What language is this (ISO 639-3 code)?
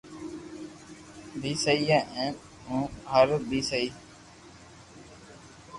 lrk